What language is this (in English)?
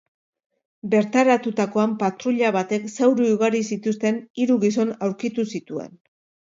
Basque